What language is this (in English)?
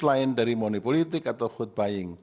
Indonesian